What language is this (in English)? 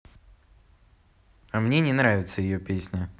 Russian